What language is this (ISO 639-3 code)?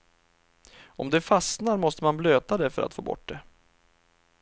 swe